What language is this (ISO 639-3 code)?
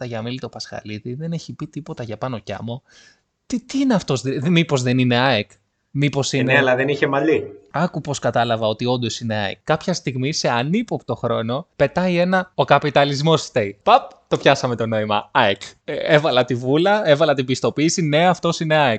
ell